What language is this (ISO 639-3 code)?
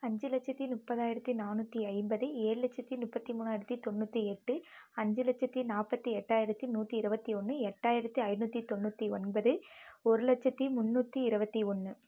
tam